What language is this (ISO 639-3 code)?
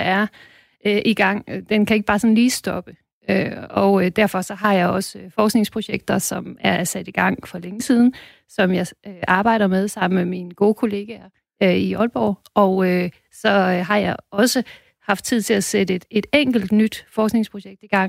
dan